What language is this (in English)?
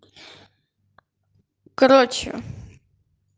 Russian